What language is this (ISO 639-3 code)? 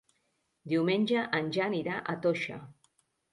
cat